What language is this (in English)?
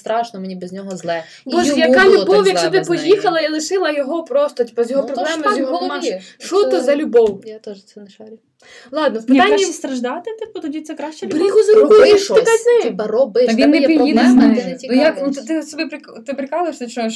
Ukrainian